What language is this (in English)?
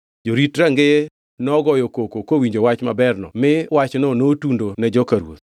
Luo (Kenya and Tanzania)